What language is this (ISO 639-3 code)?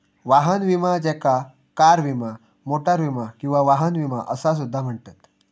mar